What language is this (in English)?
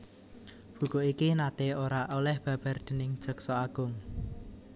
Javanese